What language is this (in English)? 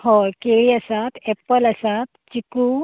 Konkani